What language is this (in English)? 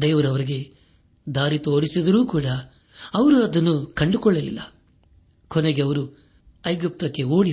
Kannada